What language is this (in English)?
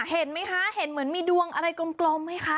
Thai